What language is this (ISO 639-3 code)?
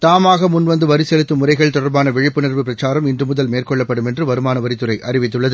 tam